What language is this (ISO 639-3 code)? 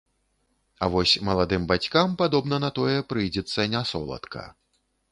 bel